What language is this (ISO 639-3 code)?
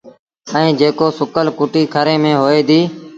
sbn